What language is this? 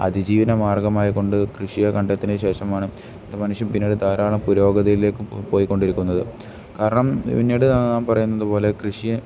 Malayalam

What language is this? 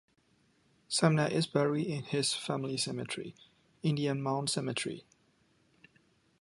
English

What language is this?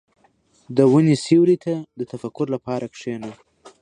Pashto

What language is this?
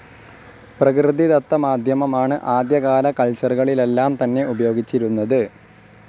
Malayalam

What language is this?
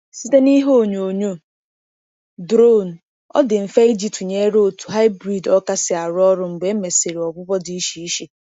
Igbo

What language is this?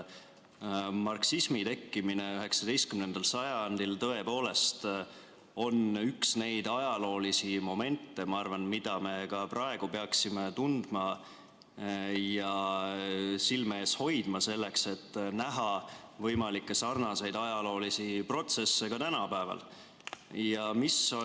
Estonian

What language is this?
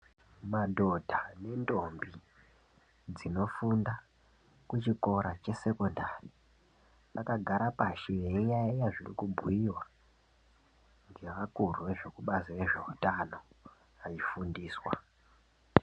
Ndau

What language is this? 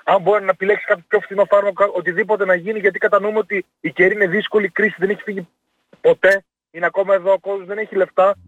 Greek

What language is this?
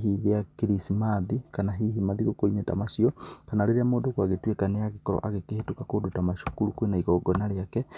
Kikuyu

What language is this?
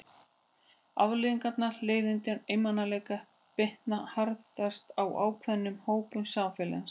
Icelandic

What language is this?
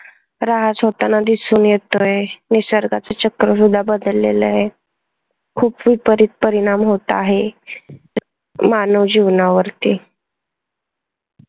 Marathi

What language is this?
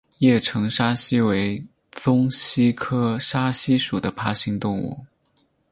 Chinese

